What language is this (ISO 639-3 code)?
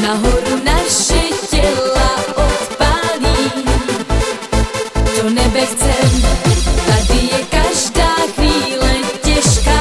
vie